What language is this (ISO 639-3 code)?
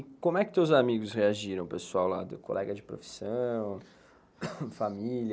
por